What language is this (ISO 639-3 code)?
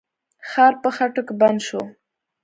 pus